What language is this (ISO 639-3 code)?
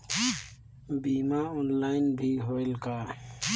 hne